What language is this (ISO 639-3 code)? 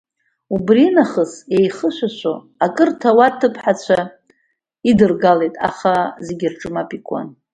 abk